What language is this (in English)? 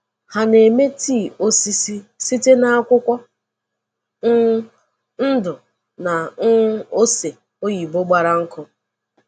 Igbo